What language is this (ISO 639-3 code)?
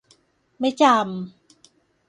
tha